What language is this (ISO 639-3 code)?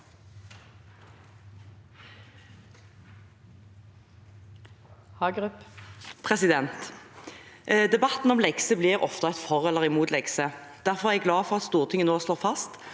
nor